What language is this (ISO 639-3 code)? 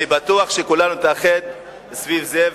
heb